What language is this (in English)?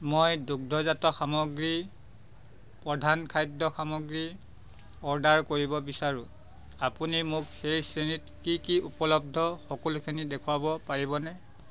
Assamese